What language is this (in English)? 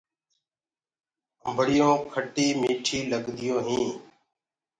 Gurgula